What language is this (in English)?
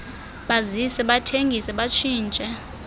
Xhosa